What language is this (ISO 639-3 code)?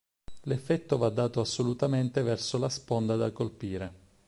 ita